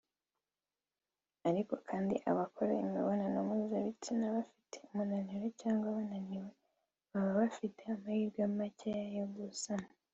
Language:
Kinyarwanda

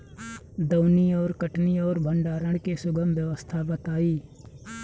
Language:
Bhojpuri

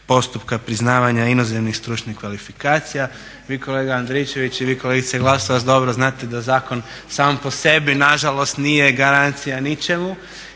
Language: Croatian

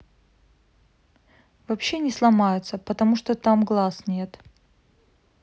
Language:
Russian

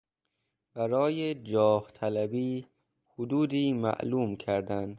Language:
Persian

